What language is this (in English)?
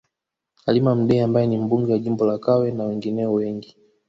Swahili